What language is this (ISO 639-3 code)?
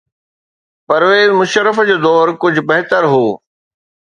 snd